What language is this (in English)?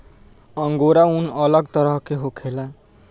Bhojpuri